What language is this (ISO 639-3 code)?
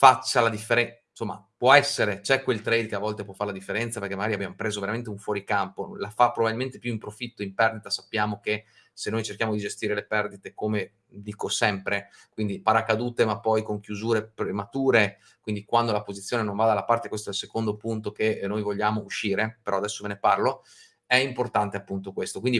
ita